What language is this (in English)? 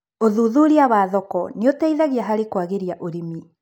Kikuyu